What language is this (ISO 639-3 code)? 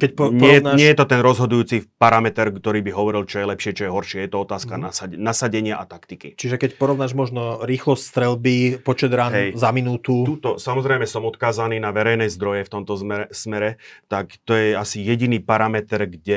slk